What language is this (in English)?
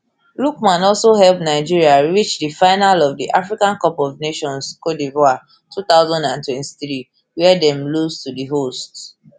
Nigerian Pidgin